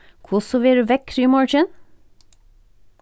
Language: Faroese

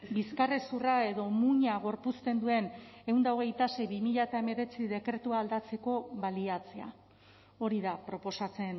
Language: Basque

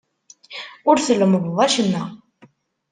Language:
Kabyle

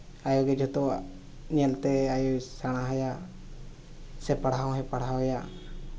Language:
Santali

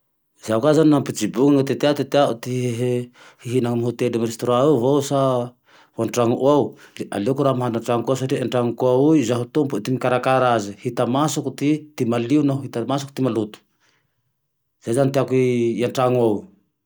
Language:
Tandroy-Mahafaly Malagasy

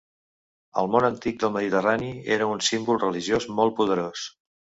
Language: Catalan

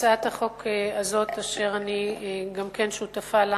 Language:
Hebrew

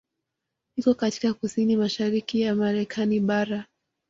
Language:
Swahili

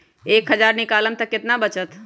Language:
Magahi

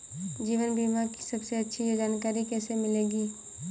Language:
Hindi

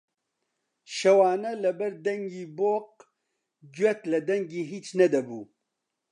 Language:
Central Kurdish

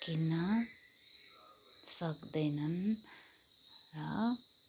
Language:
Nepali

